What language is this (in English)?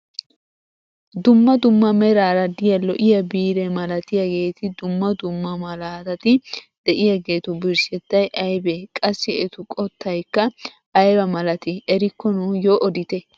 Wolaytta